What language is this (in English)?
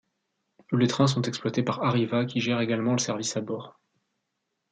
French